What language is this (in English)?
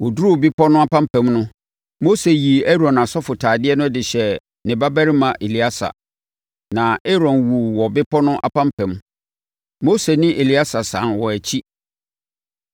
Akan